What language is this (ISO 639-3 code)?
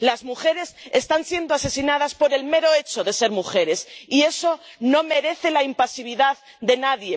spa